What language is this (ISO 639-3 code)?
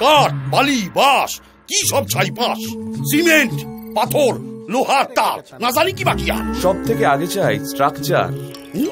ell